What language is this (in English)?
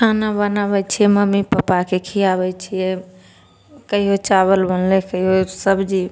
Maithili